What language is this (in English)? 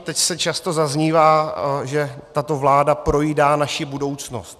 Czech